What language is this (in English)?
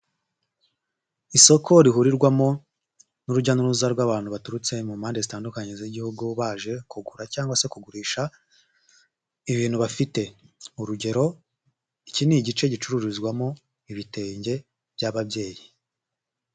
Kinyarwanda